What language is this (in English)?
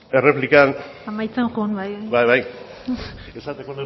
Basque